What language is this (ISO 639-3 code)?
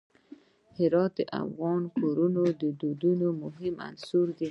pus